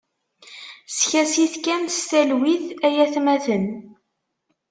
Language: Kabyle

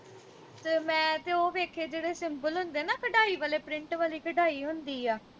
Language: Punjabi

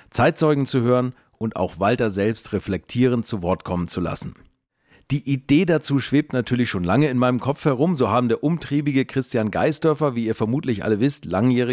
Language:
German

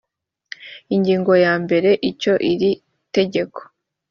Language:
Kinyarwanda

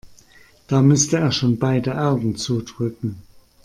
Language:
German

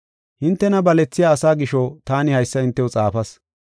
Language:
Gofa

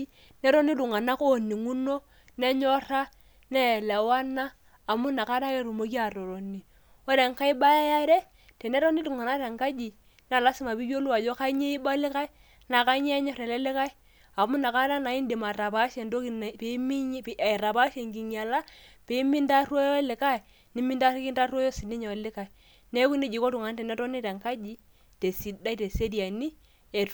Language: Masai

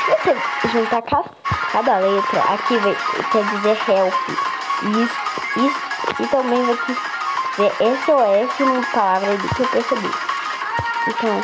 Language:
Portuguese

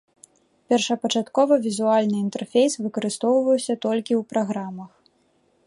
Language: Belarusian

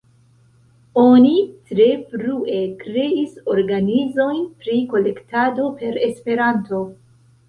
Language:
Esperanto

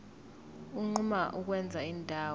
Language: Zulu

